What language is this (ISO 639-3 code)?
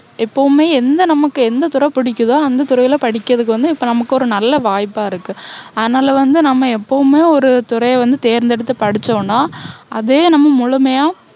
tam